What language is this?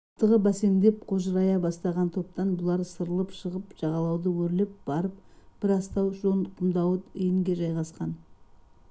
Kazakh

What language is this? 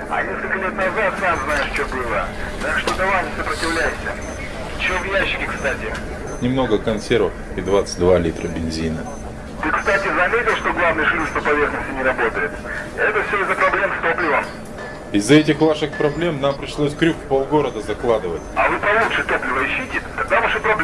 Russian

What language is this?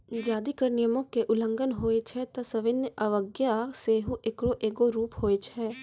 Maithili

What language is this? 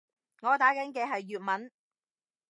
Cantonese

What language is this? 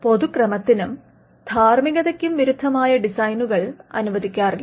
Malayalam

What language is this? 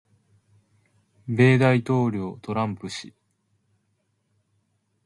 Japanese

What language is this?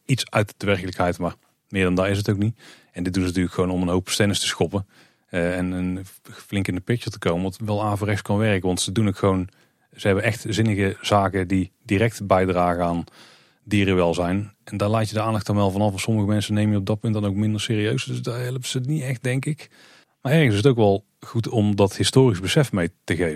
Dutch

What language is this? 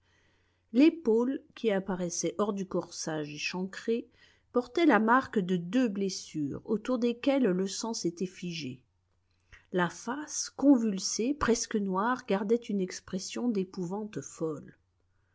French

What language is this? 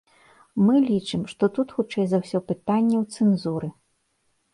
Belarusian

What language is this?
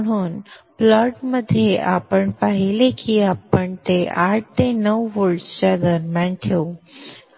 Marathi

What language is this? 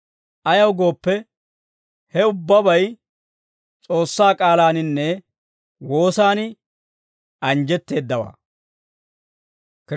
Dawro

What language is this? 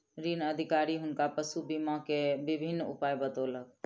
Maithili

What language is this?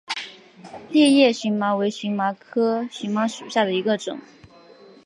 Chinese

